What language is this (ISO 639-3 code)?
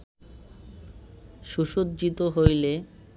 ben